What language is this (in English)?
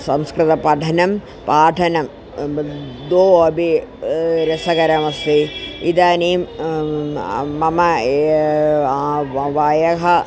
Sanskrit